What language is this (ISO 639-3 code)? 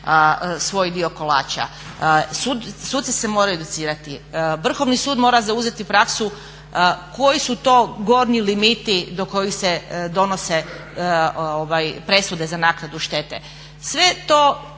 hrv